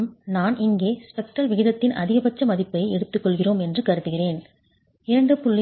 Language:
Tamil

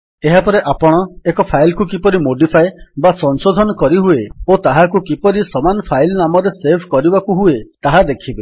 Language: Odia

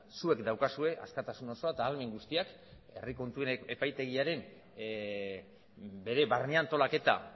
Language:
Basque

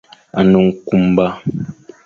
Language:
Fang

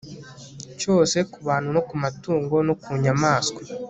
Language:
Kinyarwanda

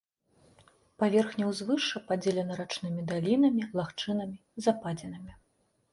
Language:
Belarusian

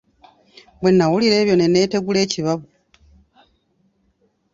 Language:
Ganda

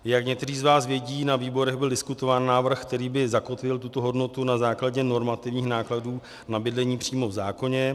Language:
Czech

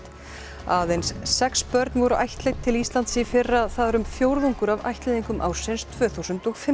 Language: Icelandic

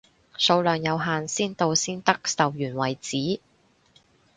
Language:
Cantonese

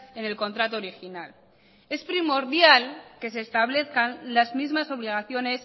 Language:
Spanish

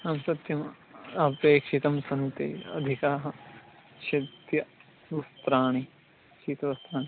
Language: Sanskrit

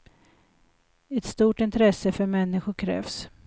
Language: Swedish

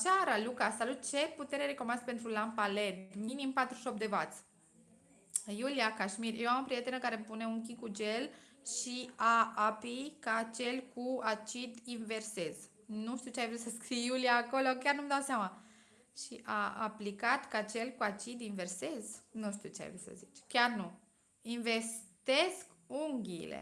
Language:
Romanian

